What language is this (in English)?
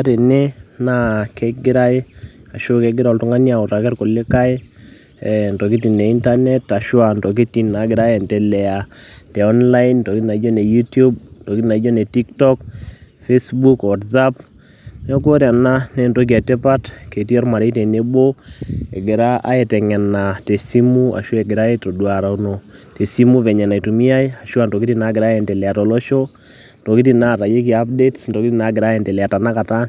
Masai